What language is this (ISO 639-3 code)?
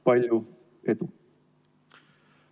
est